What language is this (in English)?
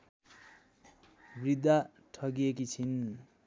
Nepali